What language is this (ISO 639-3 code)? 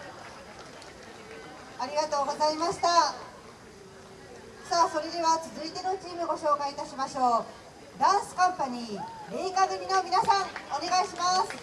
jpn